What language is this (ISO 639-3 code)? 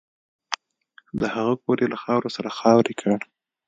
pus